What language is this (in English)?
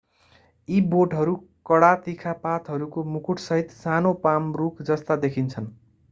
Nepali